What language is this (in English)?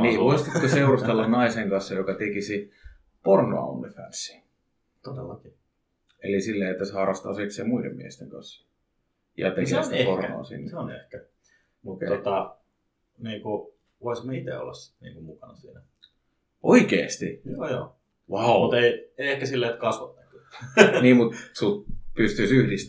Finnish